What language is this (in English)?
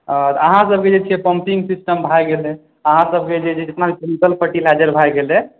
Maithili